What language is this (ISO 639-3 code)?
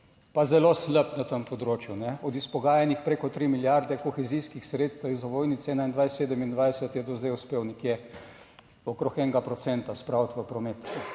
slv